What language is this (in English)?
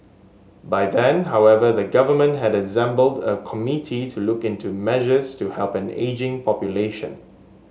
English